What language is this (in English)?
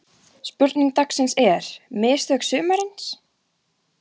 Icelandic